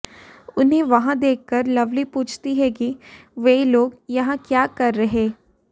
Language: Hindi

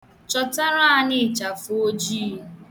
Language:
Igbo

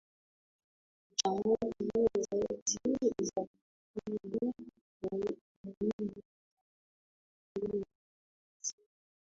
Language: Swahili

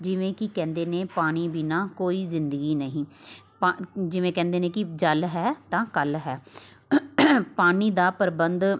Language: Punjabi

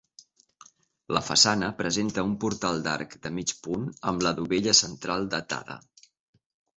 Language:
Catalan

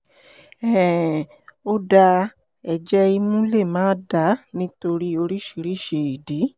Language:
Yoruba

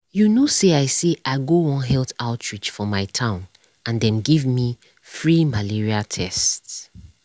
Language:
Nigerian Pidgin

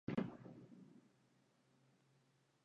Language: Spanish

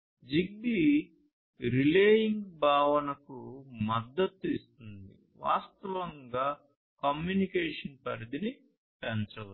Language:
Telugu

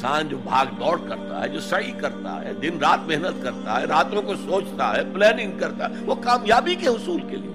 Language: Urdu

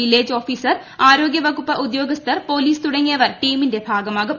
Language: Malayalam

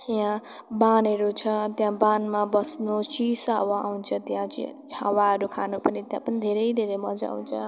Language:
Nepali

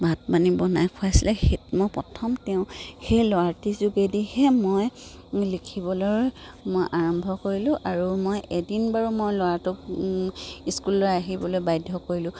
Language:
Assamese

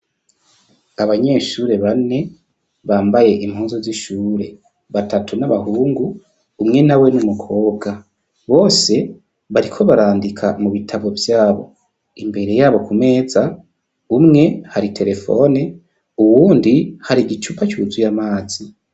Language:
Rundi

